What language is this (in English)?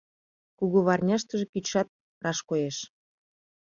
Mari